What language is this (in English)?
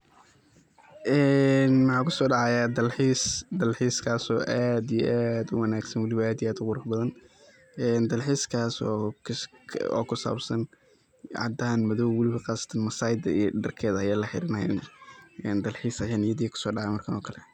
Somali